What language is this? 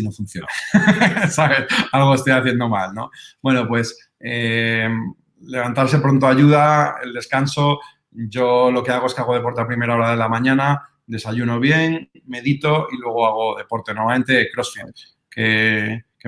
Spanish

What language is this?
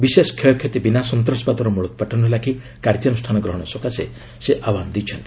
Odia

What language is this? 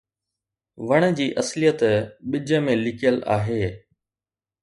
Sindhi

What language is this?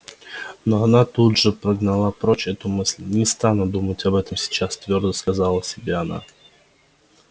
Russian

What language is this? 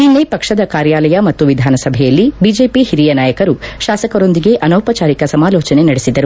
Kannada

